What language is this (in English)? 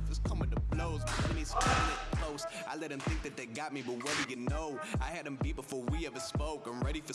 Korean